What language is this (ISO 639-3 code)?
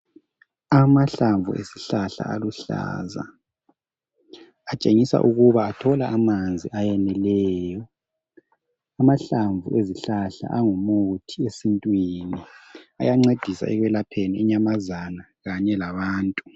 nde